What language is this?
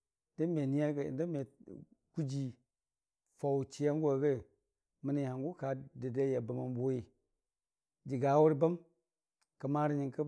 Dijim-Bwilim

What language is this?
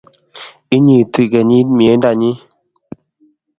Kalenjin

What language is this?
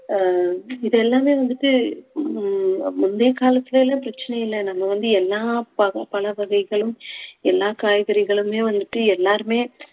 Tamil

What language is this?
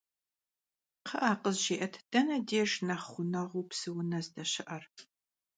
Kabardian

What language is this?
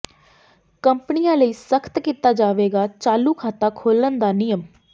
Punjabi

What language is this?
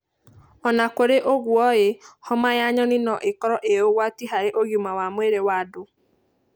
Kikuyu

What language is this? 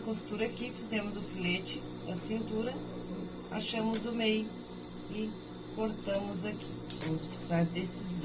Portuguese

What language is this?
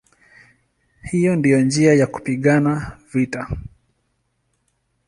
Swahili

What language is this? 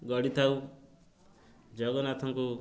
Odia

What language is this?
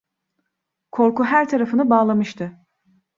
Turkish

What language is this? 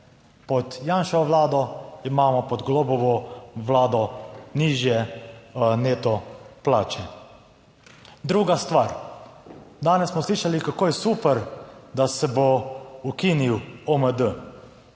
Slovenian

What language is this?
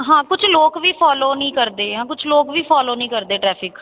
Punjabi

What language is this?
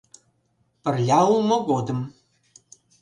Mari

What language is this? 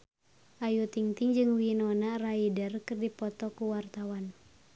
Sundanese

